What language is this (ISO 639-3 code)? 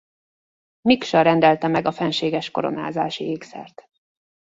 hun